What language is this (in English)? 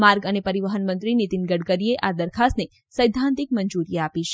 Gujarati